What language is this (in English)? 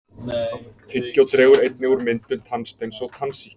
Icelandic